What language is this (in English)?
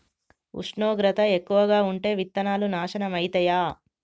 Telugu